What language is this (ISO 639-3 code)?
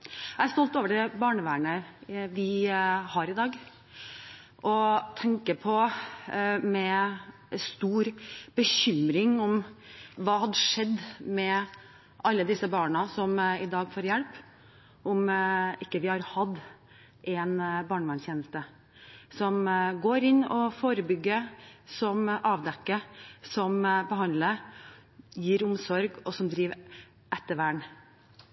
nob